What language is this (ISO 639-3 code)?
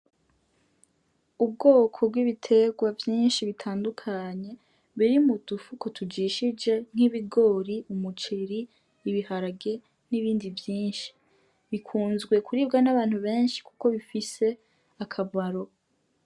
run